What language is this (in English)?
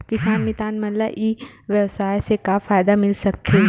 Chhattisgarhi